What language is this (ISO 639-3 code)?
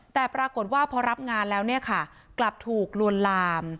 tha